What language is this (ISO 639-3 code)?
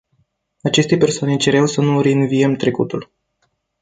ron